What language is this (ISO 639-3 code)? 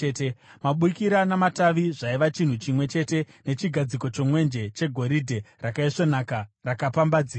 sna